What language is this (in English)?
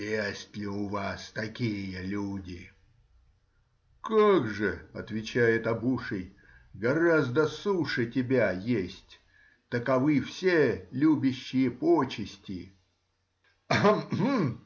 Russian